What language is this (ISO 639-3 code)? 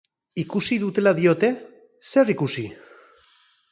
eus